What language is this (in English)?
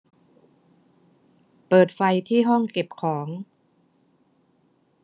Thai